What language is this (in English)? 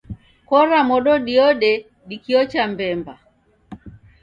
Taita